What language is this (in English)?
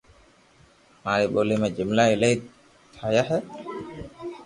Loarki